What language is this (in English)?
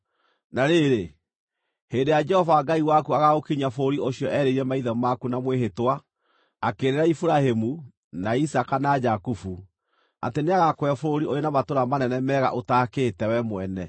Kikuyu